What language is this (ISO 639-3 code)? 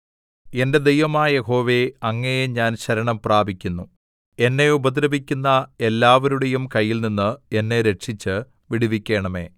mal